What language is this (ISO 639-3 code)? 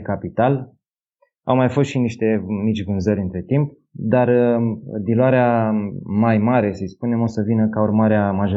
ron